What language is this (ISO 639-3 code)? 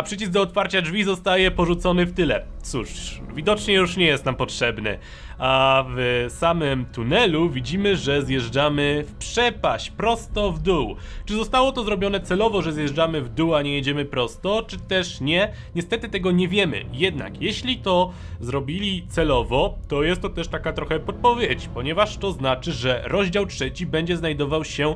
pol